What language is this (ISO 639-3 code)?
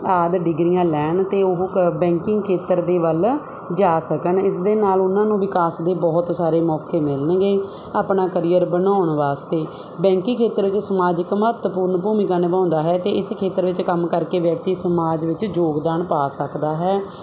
pan